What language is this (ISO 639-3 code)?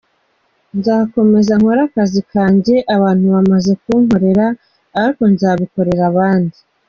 kin